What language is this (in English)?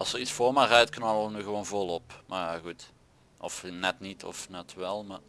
Dutch